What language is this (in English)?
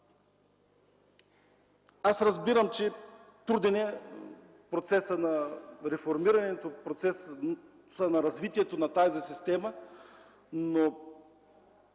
Bulgarian